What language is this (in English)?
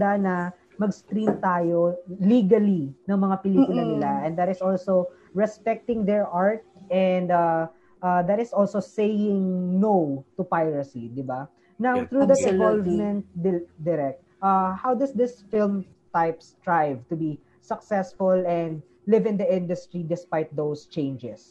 Filipino